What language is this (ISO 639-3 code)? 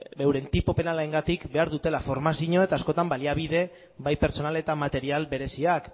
eus